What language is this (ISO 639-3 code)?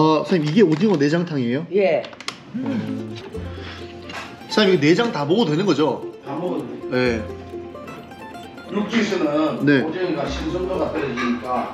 kor